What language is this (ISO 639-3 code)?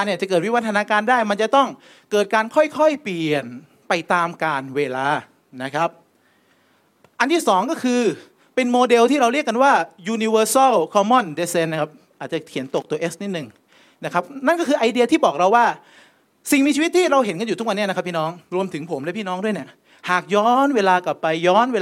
tha